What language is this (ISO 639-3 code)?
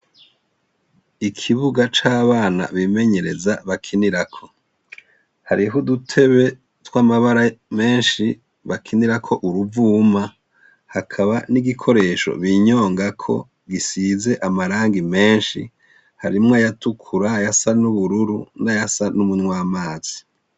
run